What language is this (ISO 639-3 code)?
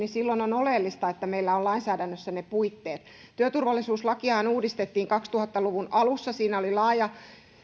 fin